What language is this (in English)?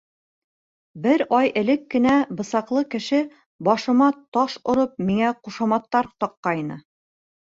Bashkir